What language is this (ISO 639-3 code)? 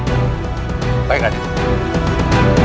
ind